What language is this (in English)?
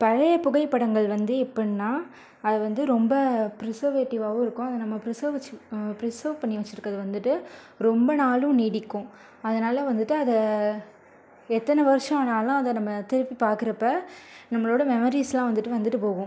Tamil